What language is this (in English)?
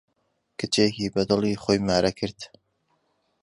Central Kurdish